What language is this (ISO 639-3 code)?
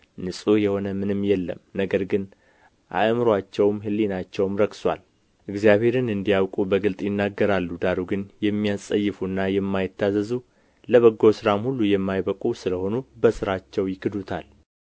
amh